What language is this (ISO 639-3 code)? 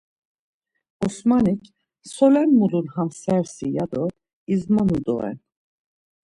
lzz